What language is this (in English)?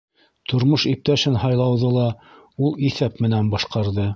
Bashkir